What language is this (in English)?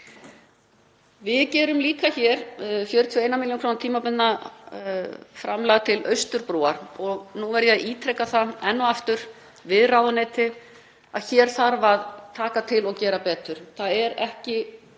Icelandic